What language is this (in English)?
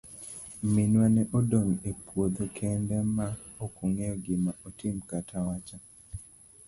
Luo (Kenya and Tanzania)